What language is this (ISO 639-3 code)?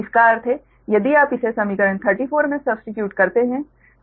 hin